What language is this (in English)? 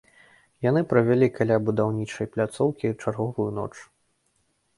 Belarusian